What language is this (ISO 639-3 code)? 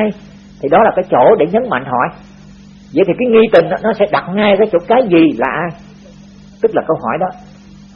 vie